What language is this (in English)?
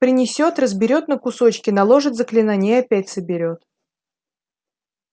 Russian